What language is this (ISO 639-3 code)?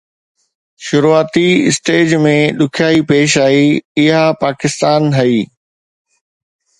snd